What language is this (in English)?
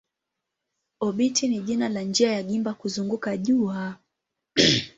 Swahili